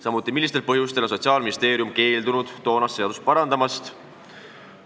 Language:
Estonian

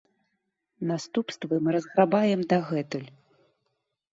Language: Belarusian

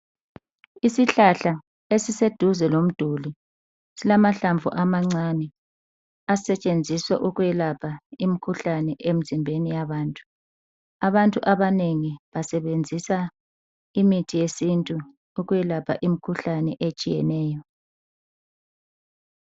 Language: North Ndebele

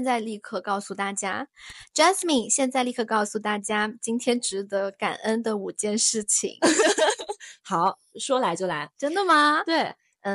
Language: Chinese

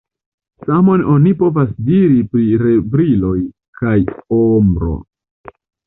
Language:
Esperanto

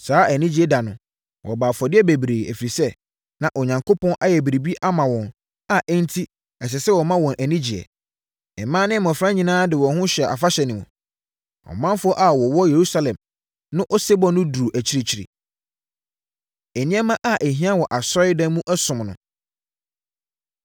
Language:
Akan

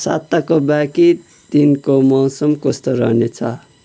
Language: Nepali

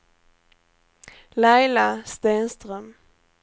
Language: Swedish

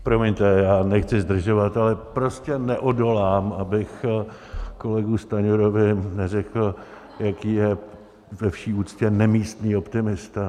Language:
Czech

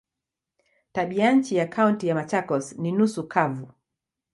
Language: Swahili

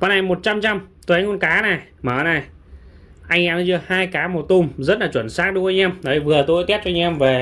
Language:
Vietnamese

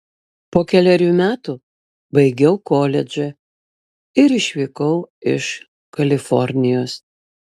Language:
Lithuanian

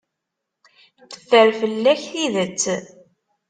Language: Kabyle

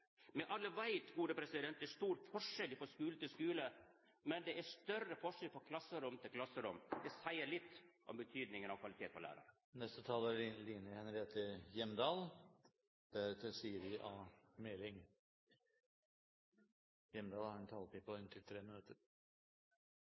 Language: Norwegian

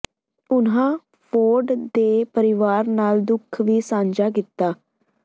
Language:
Punjabi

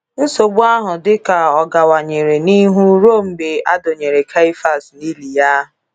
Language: Igbo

